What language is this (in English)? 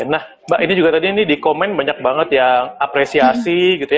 Indonesian